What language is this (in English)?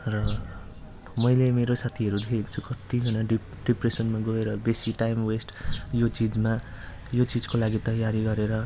Nepali